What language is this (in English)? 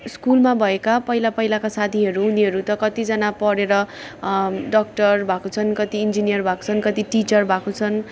Nepali